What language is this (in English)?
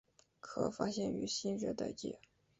Chinese